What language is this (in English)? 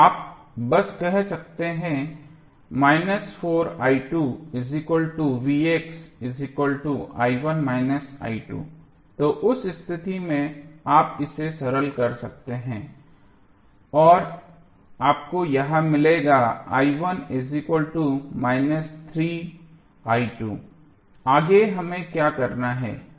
Hindi